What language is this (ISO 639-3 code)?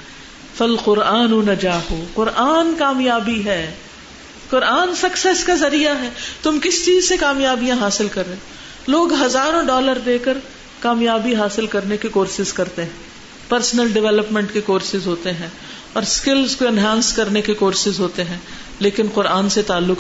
urd